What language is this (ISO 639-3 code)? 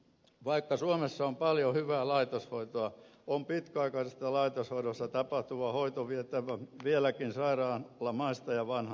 fin